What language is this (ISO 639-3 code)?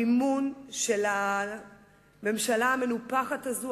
heb